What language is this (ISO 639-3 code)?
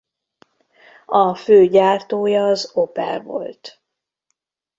hun